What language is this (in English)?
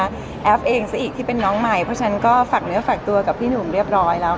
Thai